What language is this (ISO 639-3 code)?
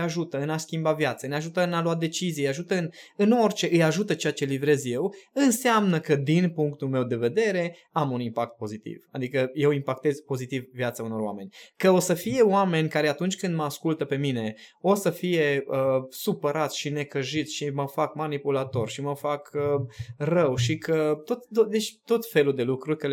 ron